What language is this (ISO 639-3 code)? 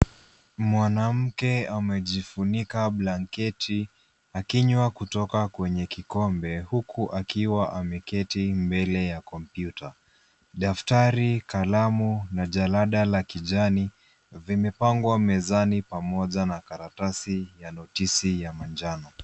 swa